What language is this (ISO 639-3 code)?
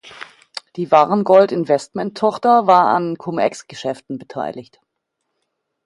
deu